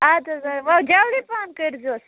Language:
Kashmiri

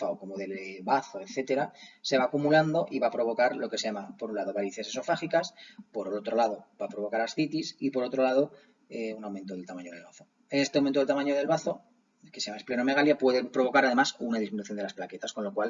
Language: Spanish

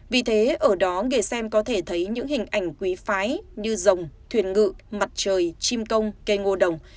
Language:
Vietnamese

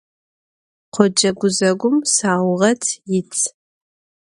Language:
Adyghe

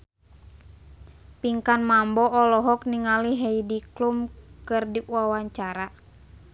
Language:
Sundanese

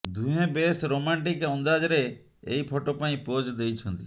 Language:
Odia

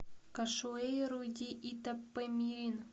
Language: Russian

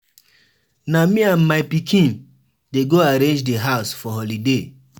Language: Nigerian Pidgin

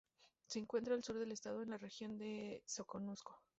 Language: Spanish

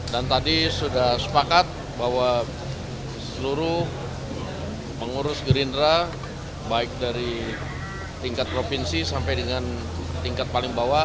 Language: Indonesian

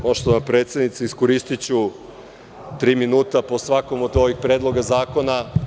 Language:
Serbian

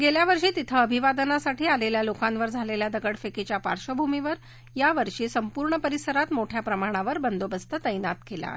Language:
Marathi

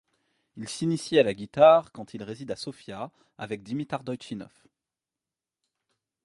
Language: French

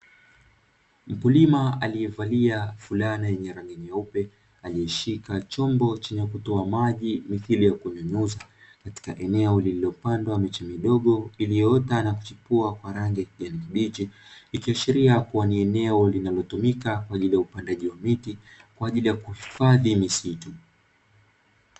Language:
Swahili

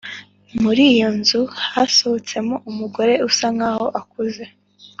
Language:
Kinyarwanda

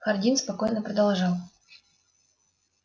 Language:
Russian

